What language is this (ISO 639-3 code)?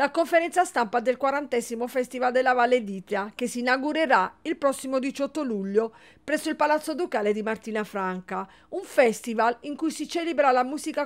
ita